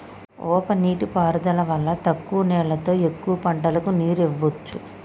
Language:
Telugu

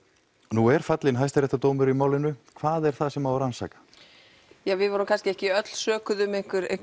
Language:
Icelandic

